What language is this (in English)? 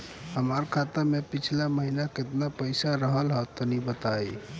Bhojpuri